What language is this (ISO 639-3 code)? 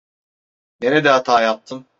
tur